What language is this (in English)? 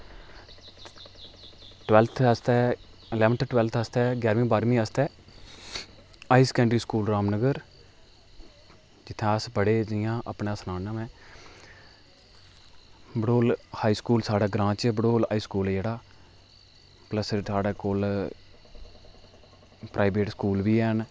Dogri